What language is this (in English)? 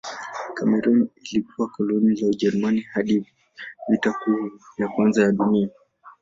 Swahili